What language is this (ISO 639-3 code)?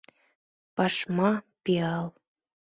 chm